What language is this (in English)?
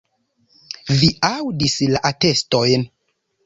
Esperanto